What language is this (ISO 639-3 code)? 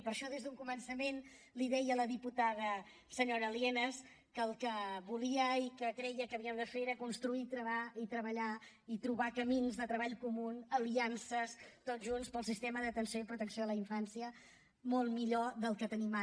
cat